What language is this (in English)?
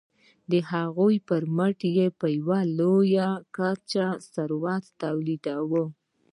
Pashto